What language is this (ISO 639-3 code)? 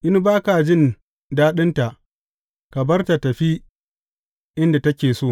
hau